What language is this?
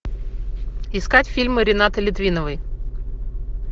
Russian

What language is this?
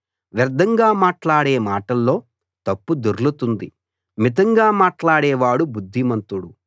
Telugu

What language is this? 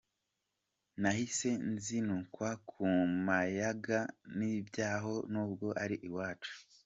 Kinyarwanda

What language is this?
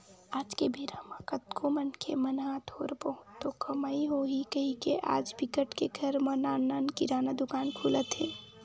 Chhattisgarhi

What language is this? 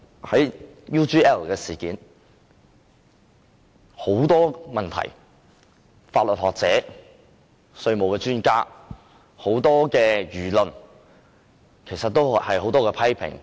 Cantonese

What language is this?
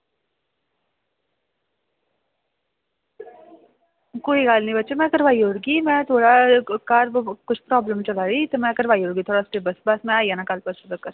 Dogri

